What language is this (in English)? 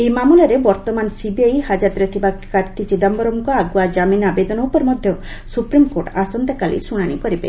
Odia